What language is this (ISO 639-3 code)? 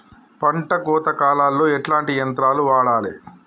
tel